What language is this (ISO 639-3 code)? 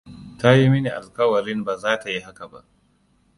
hau